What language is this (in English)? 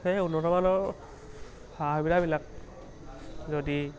Assamese